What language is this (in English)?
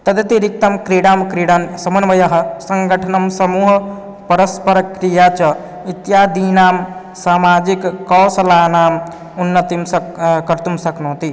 Sanskrit